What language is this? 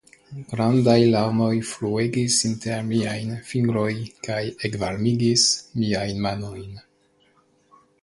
Esperanto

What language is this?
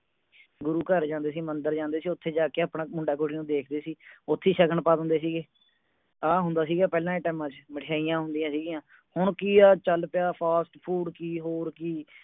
Punjabi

